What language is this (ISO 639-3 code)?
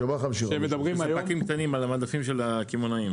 heb